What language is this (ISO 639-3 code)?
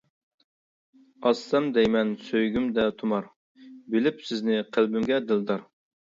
uig